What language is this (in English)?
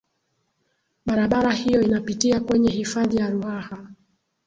Swahili